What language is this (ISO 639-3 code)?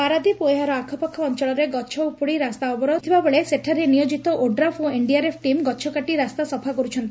ori